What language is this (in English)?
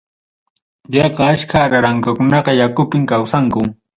Ayacucho Quechua